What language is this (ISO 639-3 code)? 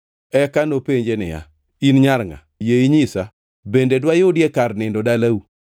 luo